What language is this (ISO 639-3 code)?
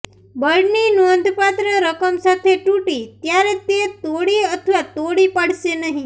guj